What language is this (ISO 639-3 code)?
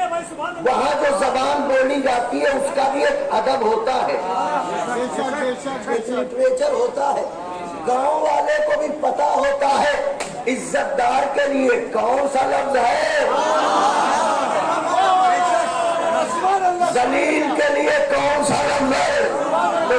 hin